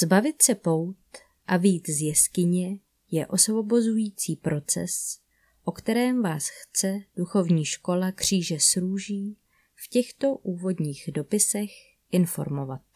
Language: Czech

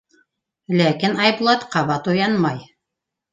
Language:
Bashkir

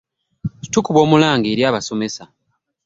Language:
Ganda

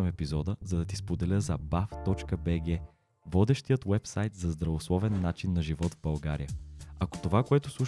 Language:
Bulgarian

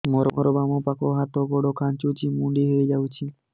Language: Odia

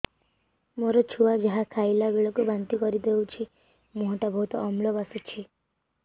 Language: Odia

